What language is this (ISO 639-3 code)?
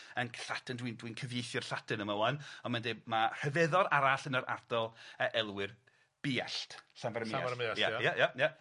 cym